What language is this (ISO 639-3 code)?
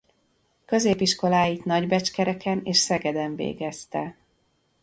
hun